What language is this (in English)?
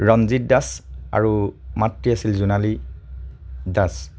Assamese